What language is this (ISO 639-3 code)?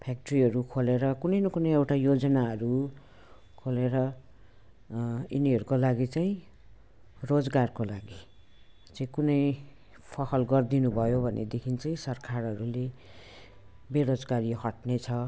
nep